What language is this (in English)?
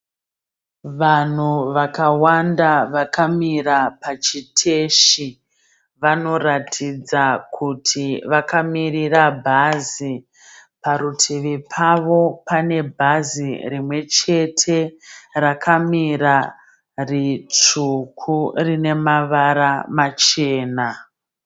Shona